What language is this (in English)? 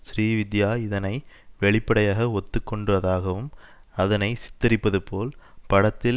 Tamil